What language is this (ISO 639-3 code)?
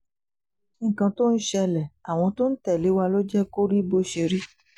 yor